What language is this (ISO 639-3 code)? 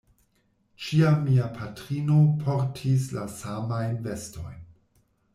epo